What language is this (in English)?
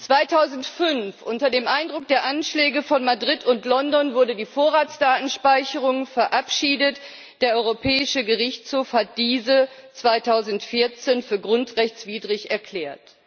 German